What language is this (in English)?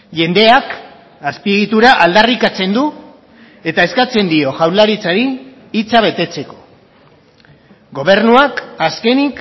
Basque